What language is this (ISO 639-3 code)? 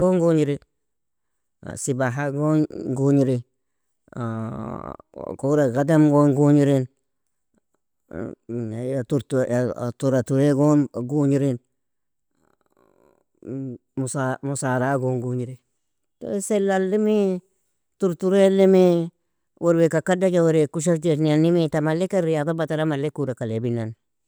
fia